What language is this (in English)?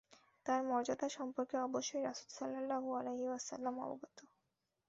Bangla